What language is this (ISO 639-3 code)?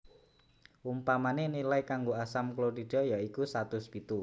jav